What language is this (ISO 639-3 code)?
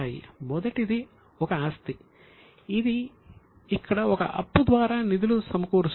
tel